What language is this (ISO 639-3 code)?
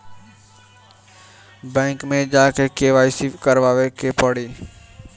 bho